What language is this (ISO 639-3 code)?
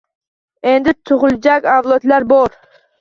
uzb